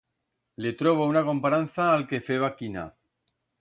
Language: Aragonese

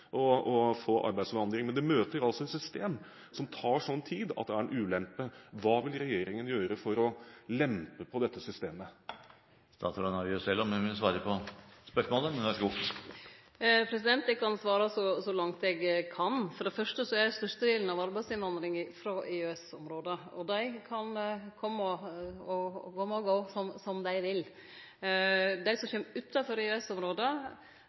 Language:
Norwegian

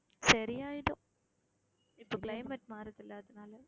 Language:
Tamil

